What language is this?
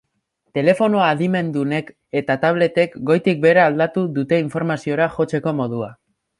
Basque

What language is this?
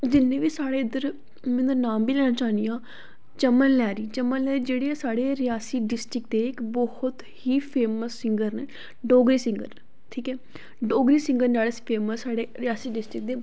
Dogri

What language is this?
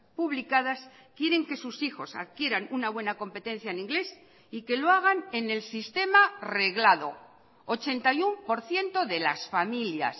Spanish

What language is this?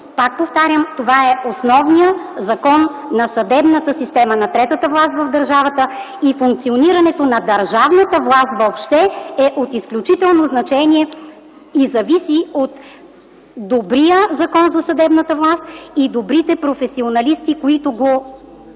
Bulgarian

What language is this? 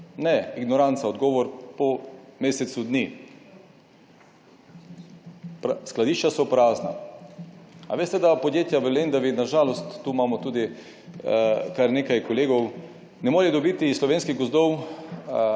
Slovenian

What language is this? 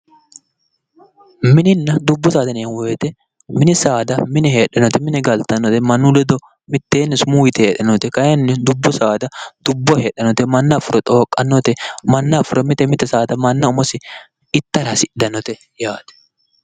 Sidamo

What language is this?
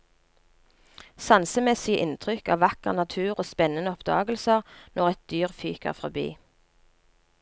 Norwegian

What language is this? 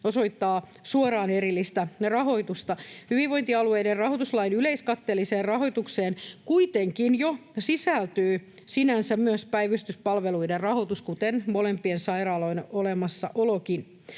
Finnish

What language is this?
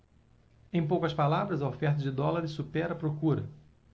Portuguese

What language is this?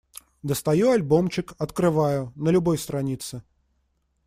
Russian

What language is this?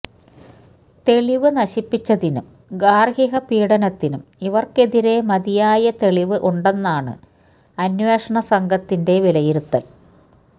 Malayalam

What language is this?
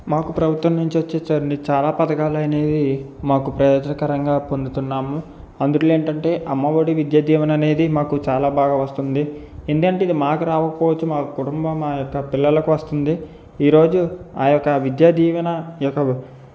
Telugu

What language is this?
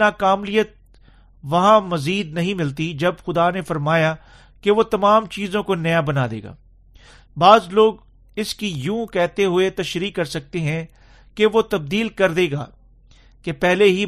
Urdu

